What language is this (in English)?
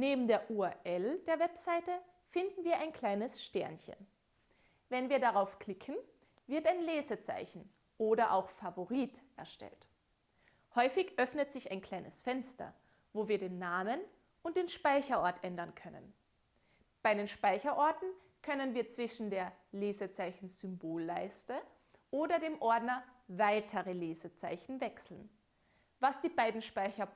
German